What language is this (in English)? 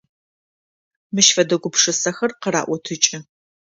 Adyghe